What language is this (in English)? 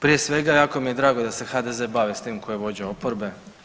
Croatian